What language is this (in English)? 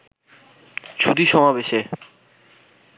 Bangla